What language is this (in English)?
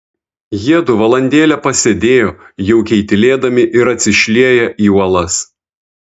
Lithuanian